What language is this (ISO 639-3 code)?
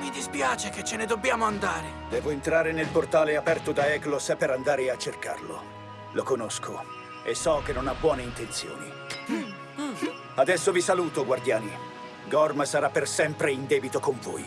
ita